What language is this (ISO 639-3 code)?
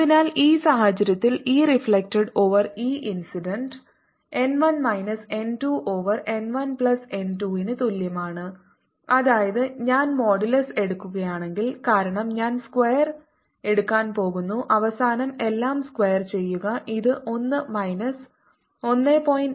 mal